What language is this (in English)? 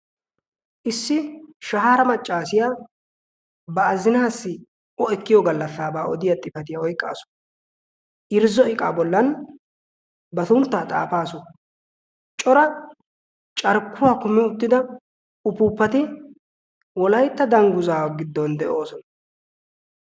Wolaytta